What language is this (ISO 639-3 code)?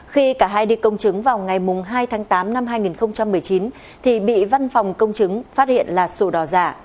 vie